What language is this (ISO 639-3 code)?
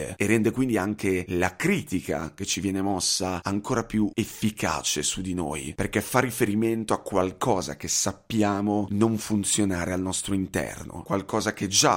ita